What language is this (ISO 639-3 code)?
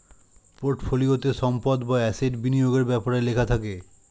ben